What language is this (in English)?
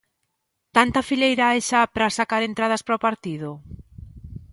Galician